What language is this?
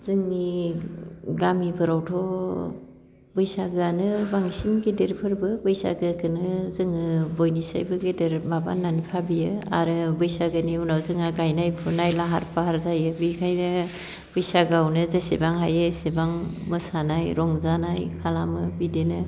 Bodo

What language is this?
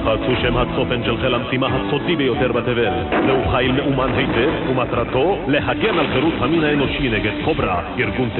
Hebrew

